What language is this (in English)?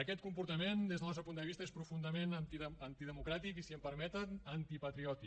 Catalan